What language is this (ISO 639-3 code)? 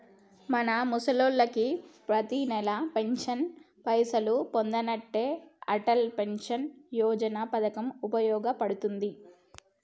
tel